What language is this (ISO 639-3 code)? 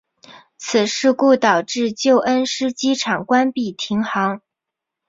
zho